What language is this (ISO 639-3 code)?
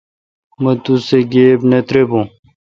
xka